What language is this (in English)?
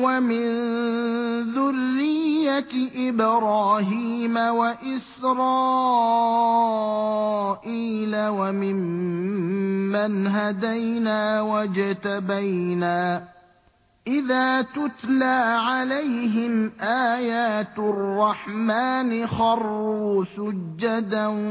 Arabic